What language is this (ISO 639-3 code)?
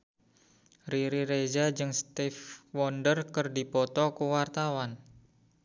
sun